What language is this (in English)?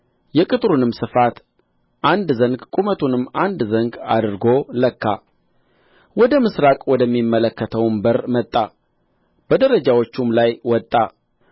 Amharic